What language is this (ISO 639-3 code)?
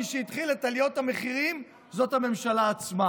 heb